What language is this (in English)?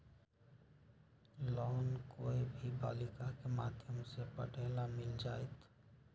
Magahi